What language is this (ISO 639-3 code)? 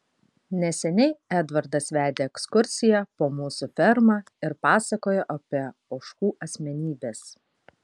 lit